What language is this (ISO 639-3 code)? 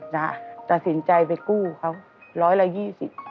tha